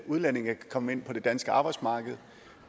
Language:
Danish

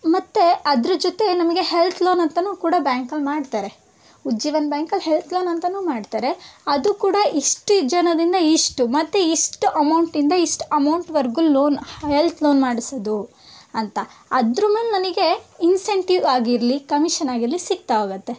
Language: Kannada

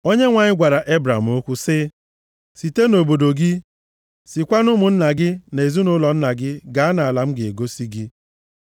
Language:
Igbo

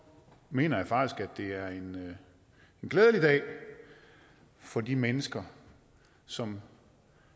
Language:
Danish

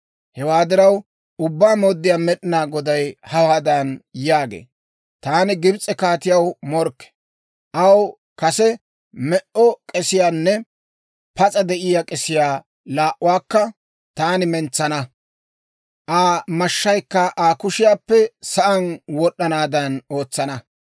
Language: Dawro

